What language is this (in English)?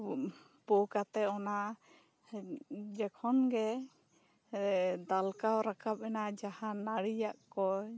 Santali